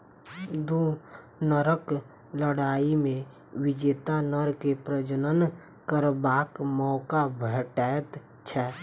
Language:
Maithili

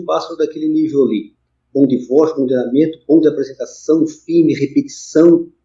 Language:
Portuguese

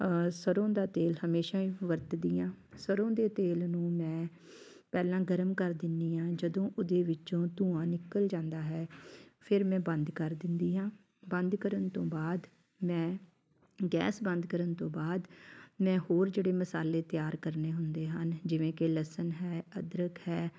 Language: Punjabi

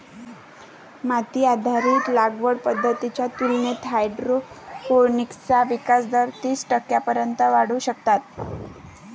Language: Marathi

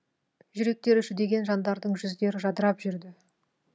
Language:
Kazakh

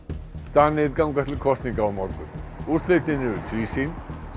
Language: Icelandic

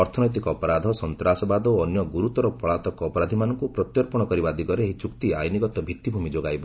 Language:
Odia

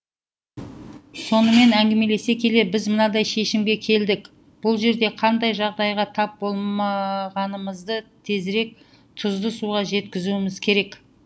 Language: Kazakh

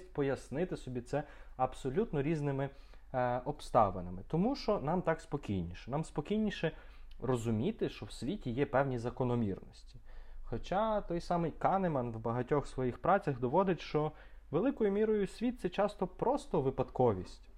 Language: Ukrainian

